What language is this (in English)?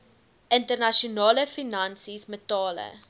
Afrikaans